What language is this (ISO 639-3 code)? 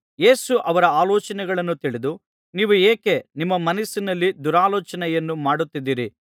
kan